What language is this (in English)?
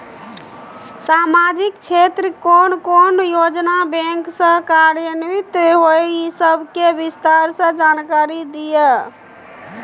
Maithili